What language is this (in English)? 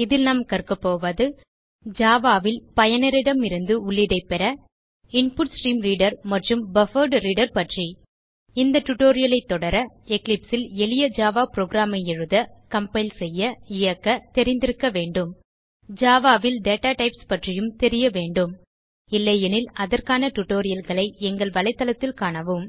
Tamil